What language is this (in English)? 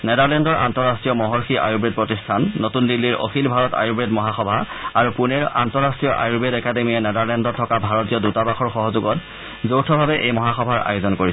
Assamese